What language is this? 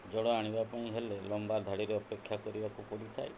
Odia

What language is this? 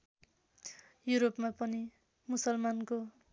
Nepali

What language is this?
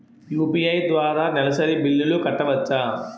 Telugu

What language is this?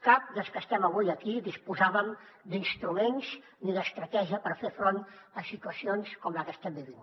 Catalan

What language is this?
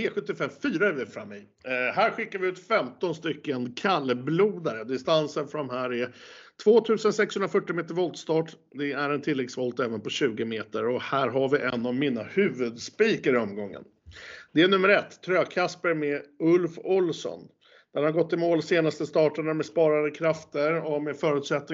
Swedish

